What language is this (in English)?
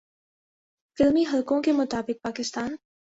Urdu